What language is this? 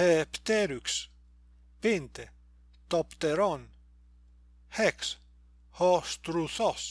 Greek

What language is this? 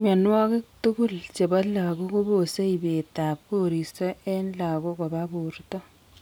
Kalenjin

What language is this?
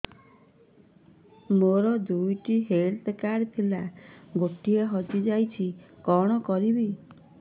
Odia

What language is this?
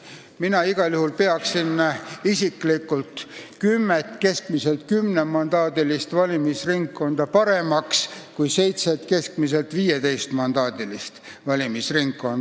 Estonian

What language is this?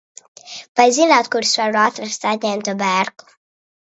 Latvian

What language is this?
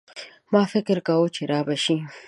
Pashto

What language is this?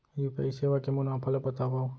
Chhattisgarhi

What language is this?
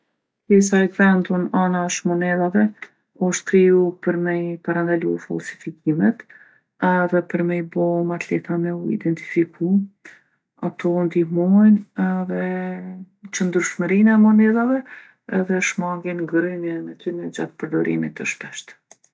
Gheg Albanian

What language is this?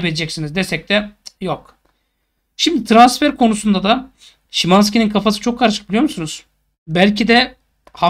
Turkish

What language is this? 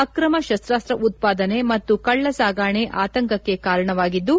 Kannada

